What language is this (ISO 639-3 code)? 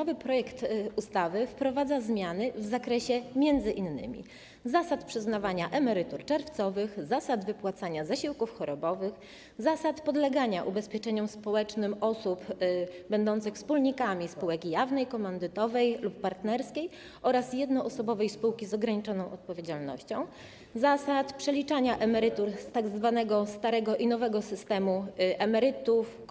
pol